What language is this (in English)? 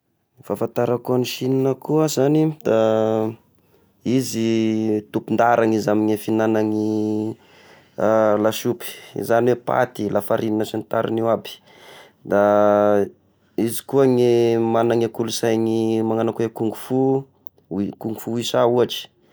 Tesaka Malagasy